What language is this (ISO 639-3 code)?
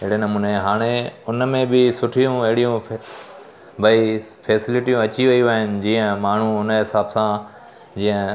snd